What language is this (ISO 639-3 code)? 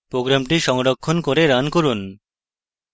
ben